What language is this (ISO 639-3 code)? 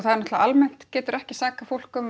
isl